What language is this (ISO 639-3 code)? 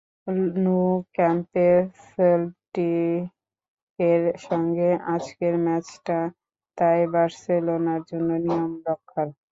ben